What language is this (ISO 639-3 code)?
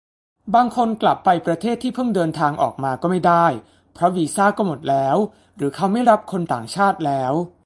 tha